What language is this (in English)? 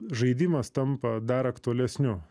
Lithuanian